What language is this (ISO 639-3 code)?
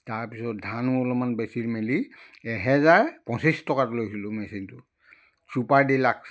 asm